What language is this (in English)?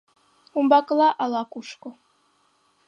Mari